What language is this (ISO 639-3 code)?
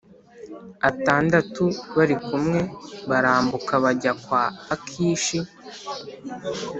kin